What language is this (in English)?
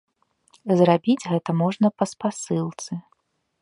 Belarusian